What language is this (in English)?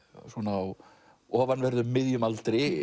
Icelandic